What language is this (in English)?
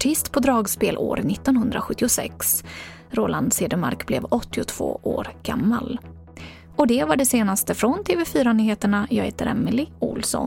Swedish